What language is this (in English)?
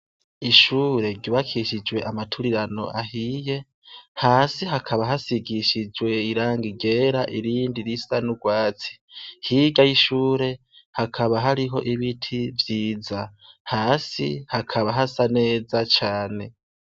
Rundi